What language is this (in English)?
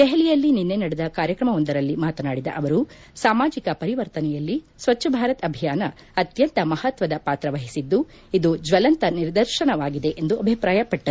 Kannada